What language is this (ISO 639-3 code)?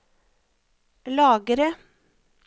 nor